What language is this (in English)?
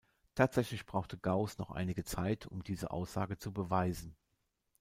German